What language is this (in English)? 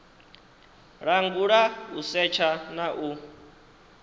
Venda